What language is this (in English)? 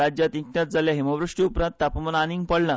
Konkani